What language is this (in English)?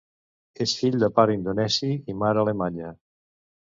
Catalan